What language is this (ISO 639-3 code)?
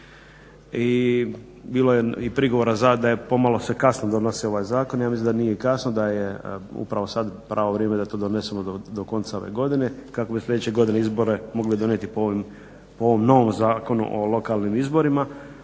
hrv